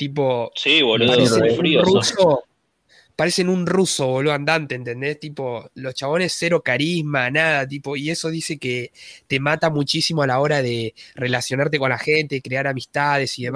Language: Spanish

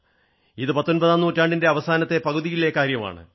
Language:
Malayalam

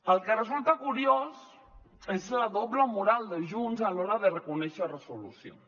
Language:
Catalan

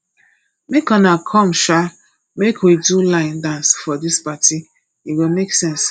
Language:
Nigerian Pidgin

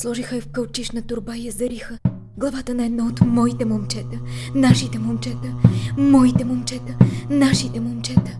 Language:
Bulgarian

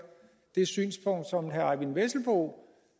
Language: Danish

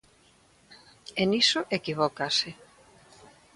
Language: Galician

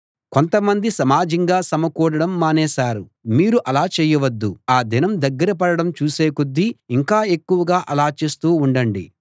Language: Telugu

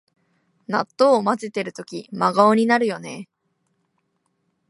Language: Japanese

